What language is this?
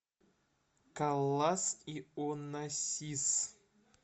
Russian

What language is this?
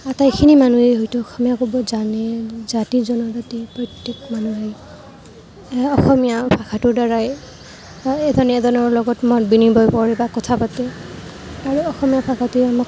Assamese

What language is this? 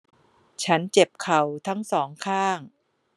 Thai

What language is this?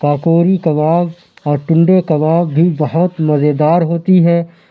Urdu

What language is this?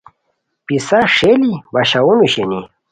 Khowar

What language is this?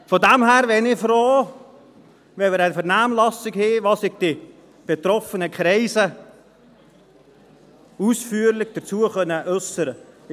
Swiss German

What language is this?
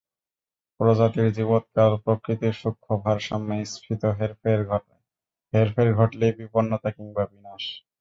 Bangla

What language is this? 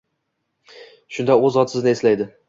Uzbek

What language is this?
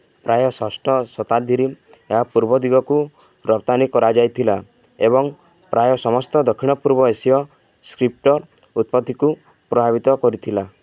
Odia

